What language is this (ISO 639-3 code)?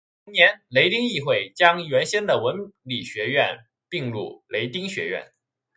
zho